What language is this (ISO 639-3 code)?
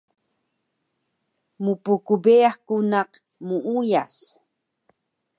trv